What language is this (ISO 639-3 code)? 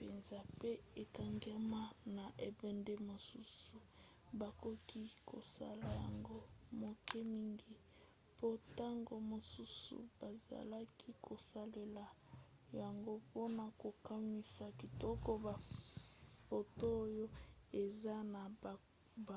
lin